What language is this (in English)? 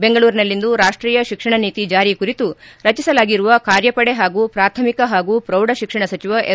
Kannada